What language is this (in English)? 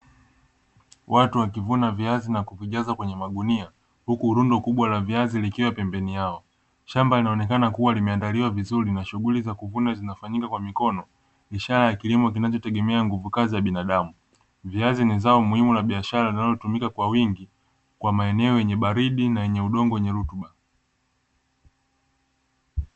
Swahili